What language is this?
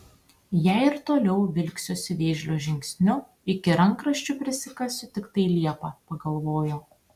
Lithuanian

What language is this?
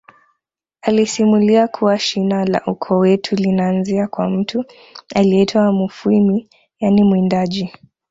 Swahili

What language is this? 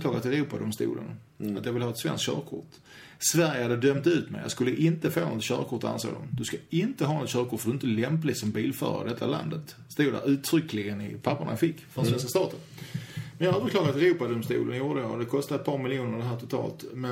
Swedish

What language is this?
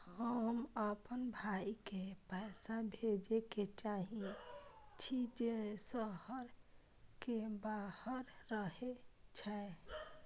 Maithili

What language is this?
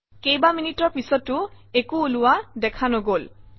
Assamese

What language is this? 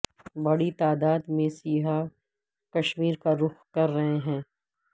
Urdu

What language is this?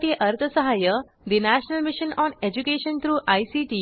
Marathi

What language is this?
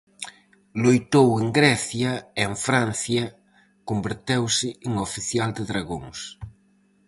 Galician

